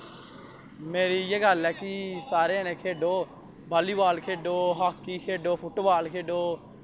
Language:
Dogri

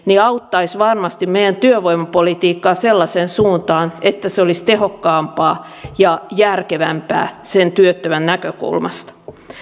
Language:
Finnish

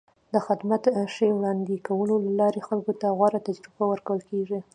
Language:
Pashto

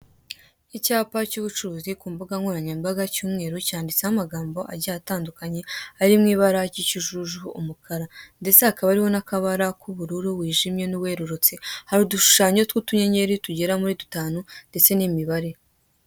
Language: Kinyarwanda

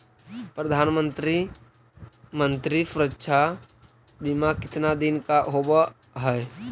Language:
Magahi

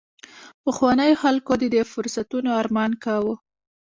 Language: Pashto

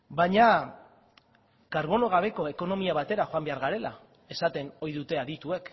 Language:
Basque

